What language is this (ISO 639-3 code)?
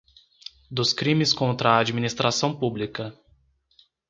por